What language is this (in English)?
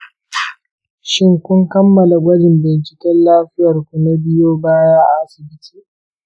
Hausa